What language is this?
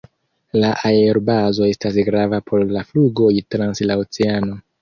Esperanto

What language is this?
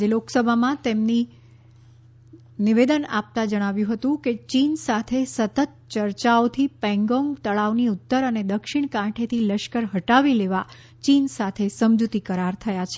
Gujarati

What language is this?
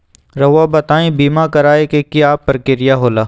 Magahi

